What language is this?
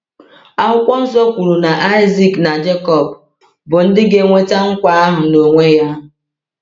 Igbo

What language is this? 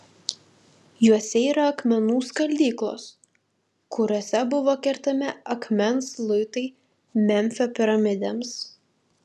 Lithuanian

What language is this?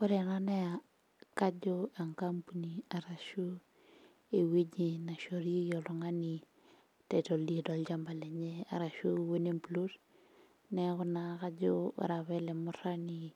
Masai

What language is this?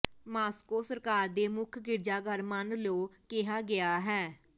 Punjabi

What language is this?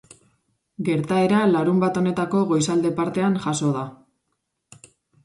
Basque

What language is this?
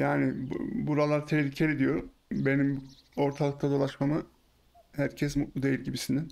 Turkish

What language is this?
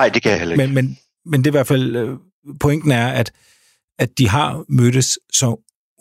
Danish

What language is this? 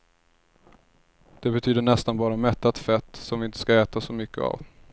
Swedish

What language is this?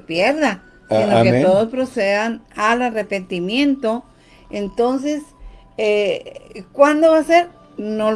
Spanish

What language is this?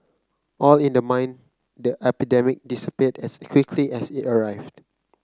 English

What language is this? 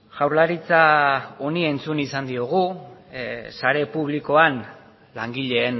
Basque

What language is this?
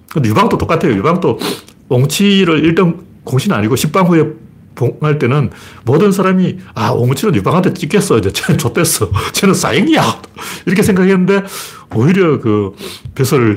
Korean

